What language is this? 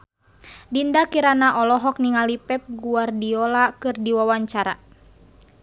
Sundanese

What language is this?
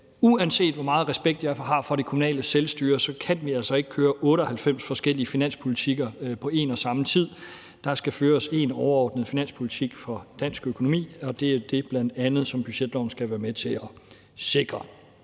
Danish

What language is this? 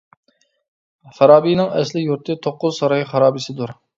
Uyghur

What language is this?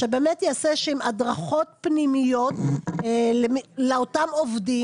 Hebrew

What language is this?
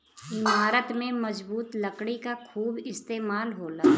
Bhojpuri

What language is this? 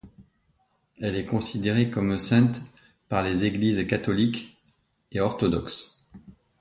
French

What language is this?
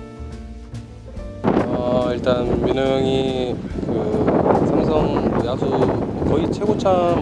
Korean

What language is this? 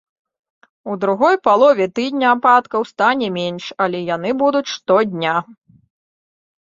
Belarusian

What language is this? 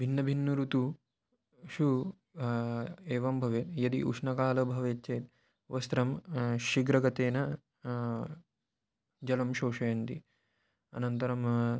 Sanskrit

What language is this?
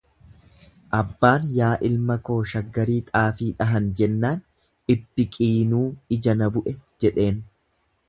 Oromo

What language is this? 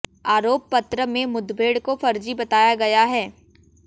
Hindi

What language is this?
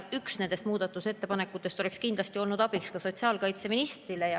Estonian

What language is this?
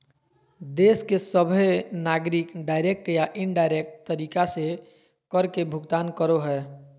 Magahi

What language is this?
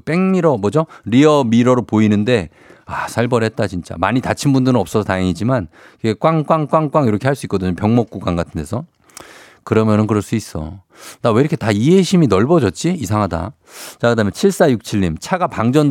Korean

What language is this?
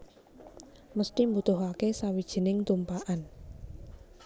Javanese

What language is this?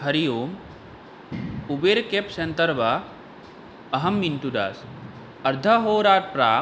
Sanskrit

